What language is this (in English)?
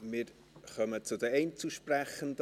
Swiss German